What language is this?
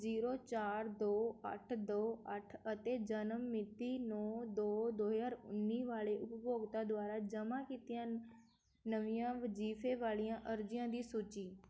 Punjabi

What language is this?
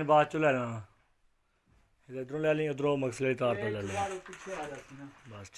Urdu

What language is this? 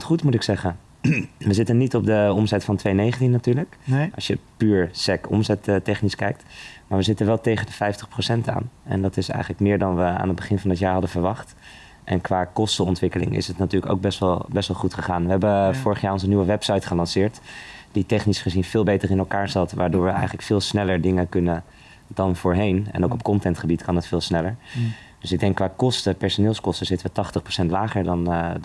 Dutch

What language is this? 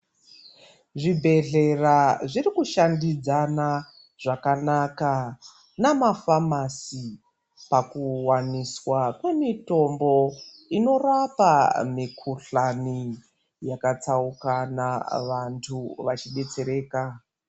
Ndau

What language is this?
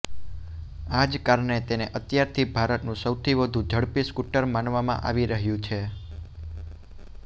Gujarati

